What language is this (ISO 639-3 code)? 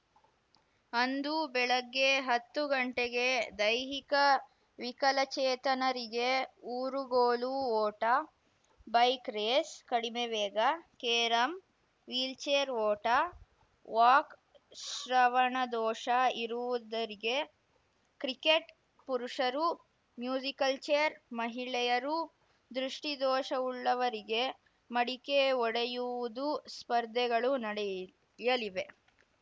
kan